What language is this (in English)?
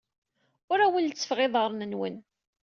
Kabyle